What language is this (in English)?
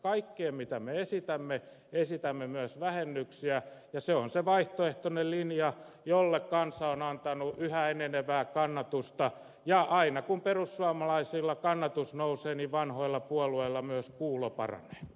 Finnish